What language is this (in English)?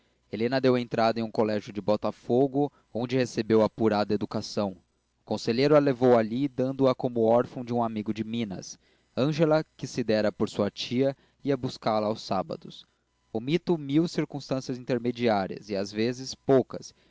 Portuguese